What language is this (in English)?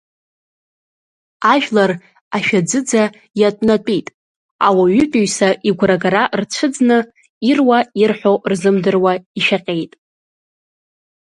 Abkhazian